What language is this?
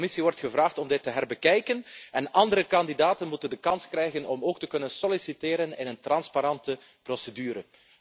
Dutch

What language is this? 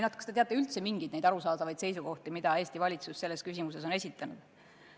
Estonian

